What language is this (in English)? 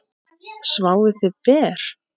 Icelandic